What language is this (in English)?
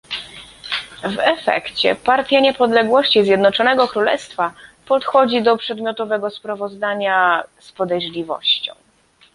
Polish